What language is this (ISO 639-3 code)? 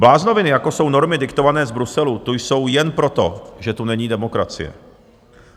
ces